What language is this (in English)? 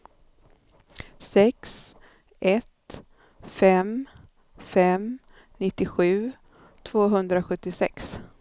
Swedish